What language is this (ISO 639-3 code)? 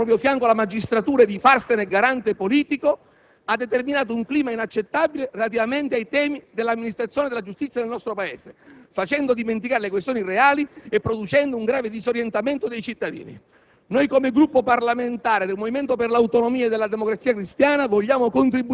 ita